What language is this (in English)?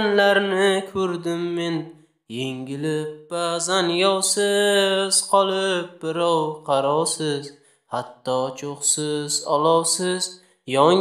Turkish